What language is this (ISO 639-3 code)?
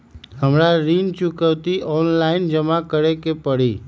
mag